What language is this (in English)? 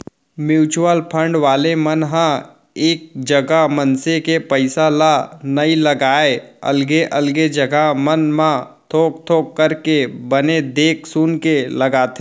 Chhattisgarhi